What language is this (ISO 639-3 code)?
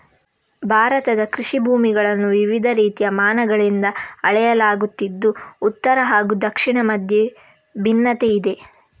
kan